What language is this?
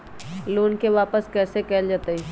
Magahi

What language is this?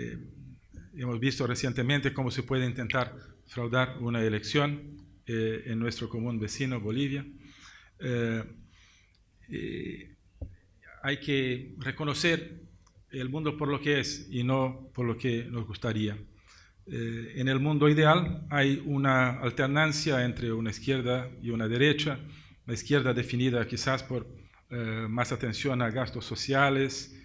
Spanish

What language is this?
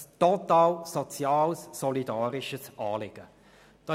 Swiss German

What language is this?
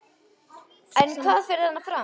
Icelandic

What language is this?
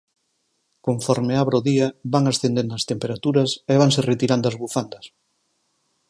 Galician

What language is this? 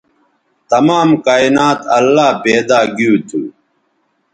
Bateri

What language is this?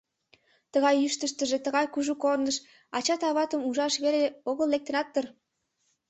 Mari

